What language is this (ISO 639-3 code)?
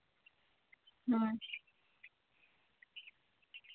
sat